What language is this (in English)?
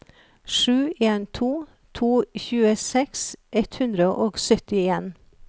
Norwegian